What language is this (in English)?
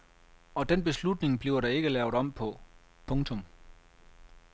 Danish